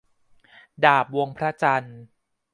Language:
Thai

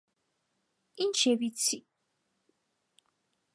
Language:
Armenian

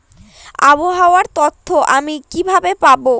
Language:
Bangla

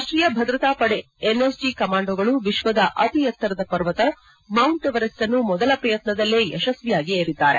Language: Kannada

